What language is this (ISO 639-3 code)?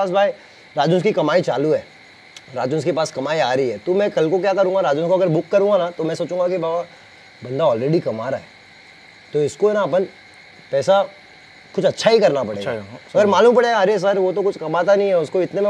hin